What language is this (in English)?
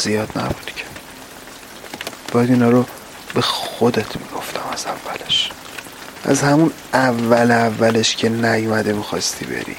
Persian